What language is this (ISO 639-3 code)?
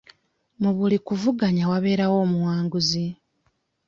lug